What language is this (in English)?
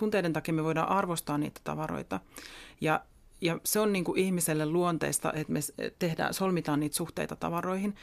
Finnish